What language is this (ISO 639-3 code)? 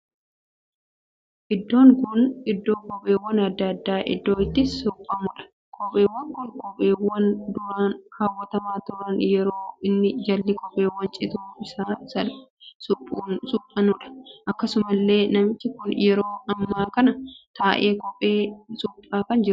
orm